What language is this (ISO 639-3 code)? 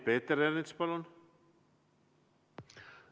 est